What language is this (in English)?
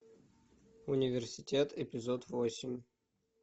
Russian